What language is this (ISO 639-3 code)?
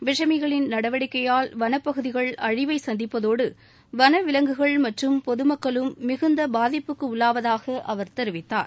tam